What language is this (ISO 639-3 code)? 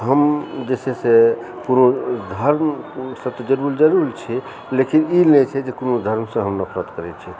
mai